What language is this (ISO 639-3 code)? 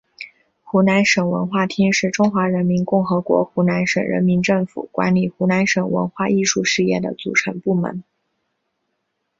zho